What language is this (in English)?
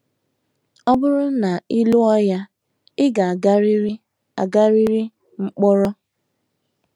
Igbo